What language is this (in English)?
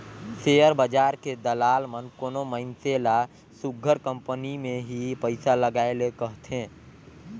Chhattisgarhi